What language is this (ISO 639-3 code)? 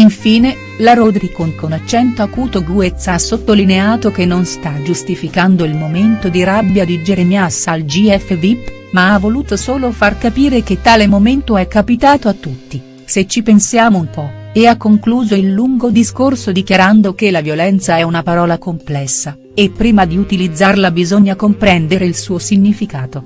ita